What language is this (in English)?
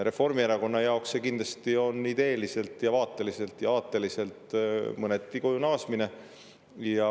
Estonian